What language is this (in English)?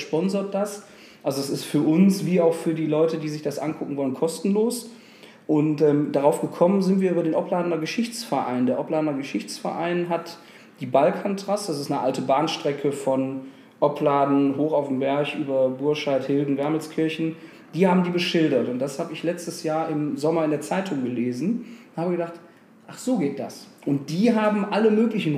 German